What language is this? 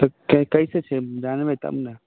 Maithili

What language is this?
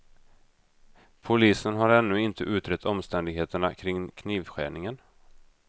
Swedish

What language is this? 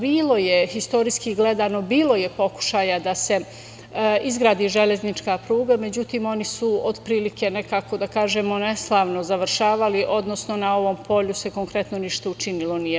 Serbian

